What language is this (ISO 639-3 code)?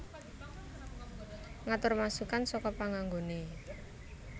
jav